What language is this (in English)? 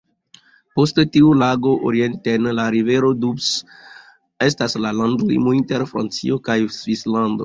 Esperanto